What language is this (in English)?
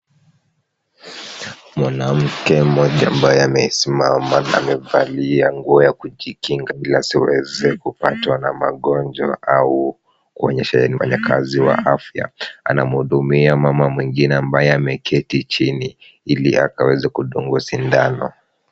Swahili